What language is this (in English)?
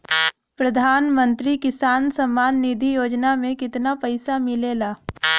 Bhojpuri